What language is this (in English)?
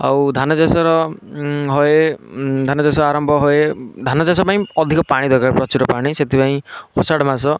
Odia